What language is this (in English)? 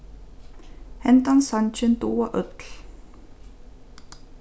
Faroese